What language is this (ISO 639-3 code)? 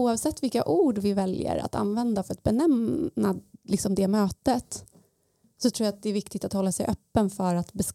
swe